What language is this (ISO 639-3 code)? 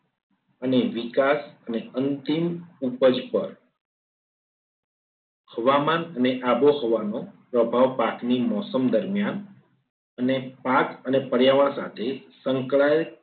guj